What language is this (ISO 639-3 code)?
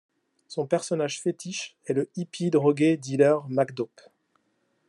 fra